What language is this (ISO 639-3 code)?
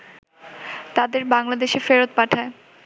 ben